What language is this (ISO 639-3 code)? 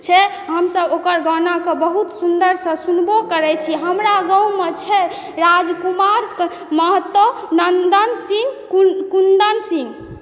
mai